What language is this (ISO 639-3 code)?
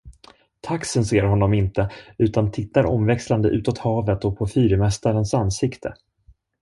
swe